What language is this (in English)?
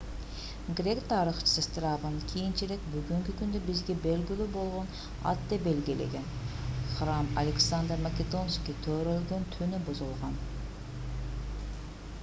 Kyrgyz